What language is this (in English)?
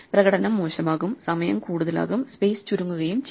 Malayalam